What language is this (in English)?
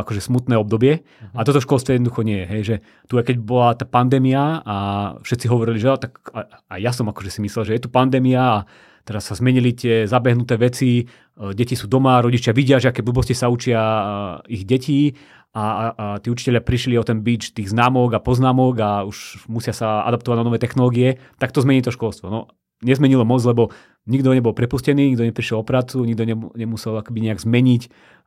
Slovak